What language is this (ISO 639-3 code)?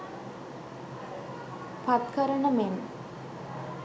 sin